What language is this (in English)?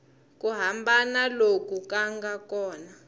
Tsonga